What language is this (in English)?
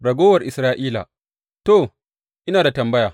Hausa